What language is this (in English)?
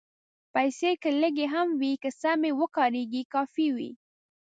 Pashto